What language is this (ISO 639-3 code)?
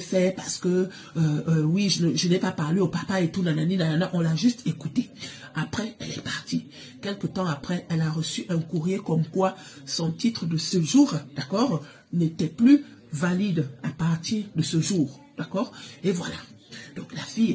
fra